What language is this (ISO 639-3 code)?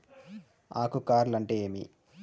tel